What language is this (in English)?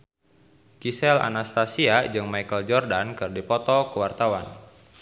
Sundanese